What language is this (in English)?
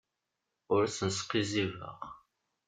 Kabyle